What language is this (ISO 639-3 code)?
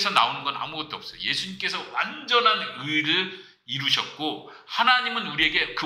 kor